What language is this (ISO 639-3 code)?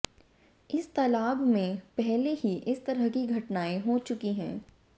hin